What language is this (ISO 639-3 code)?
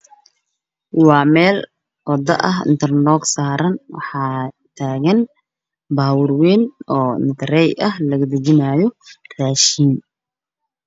som